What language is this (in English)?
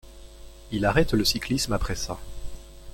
French